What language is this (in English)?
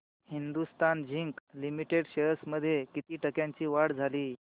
Marathi